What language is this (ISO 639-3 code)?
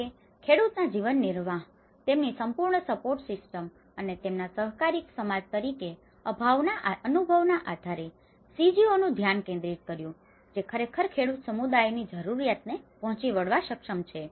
guj